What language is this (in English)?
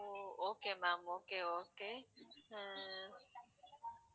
Tamil